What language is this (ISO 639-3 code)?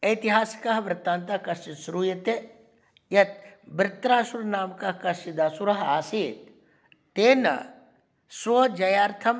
san